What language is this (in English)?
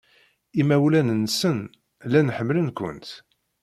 Kabyle